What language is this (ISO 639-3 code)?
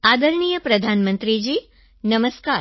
guj